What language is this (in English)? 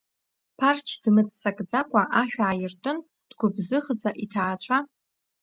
Abkhazian